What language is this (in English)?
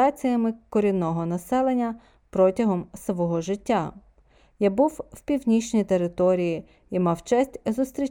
Ukrainian